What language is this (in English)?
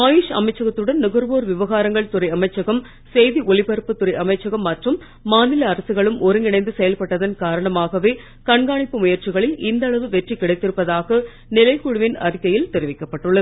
Tamil